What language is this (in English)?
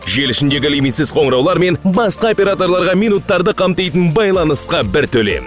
Kazakh